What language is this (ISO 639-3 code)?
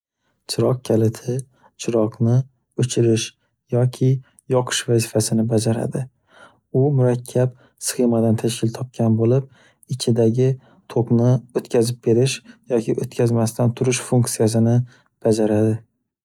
uzb